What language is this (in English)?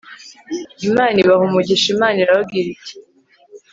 Kinyarwanda